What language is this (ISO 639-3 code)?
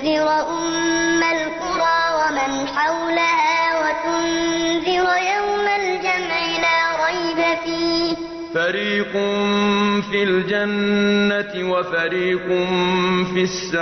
ara